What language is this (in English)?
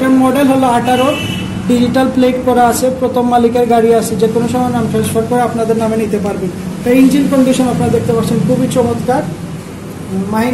Romanian